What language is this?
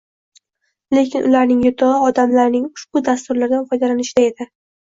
Uzbek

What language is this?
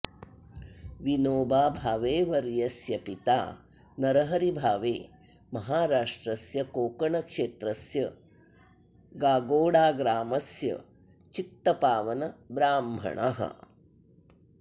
Sanskrit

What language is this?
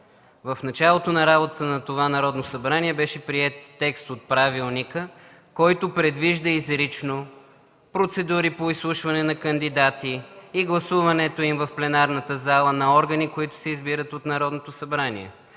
Bulgarian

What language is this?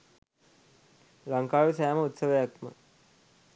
Sinhala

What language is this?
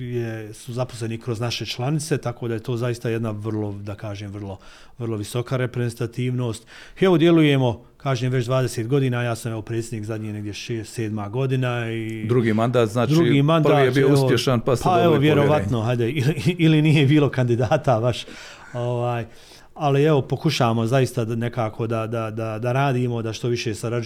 Croatian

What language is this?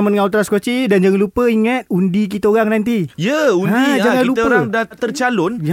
Malay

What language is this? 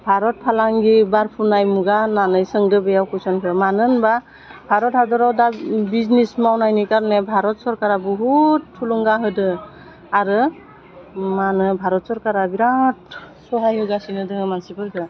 Bodo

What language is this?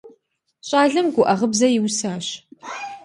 Kabardian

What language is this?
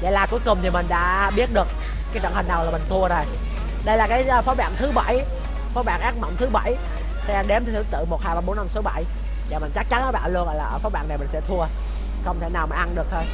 Vietnamese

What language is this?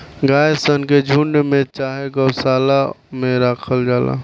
Bhojpuri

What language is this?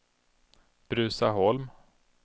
Swedish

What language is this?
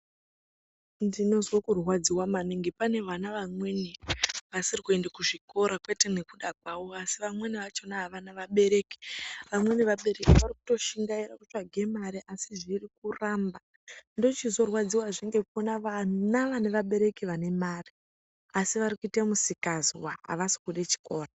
Ndau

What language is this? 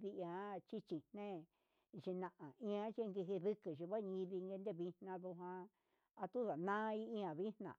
Huitepec Mixtec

